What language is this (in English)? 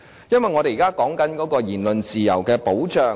Cantonese